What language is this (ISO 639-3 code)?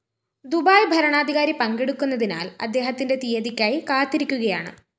mal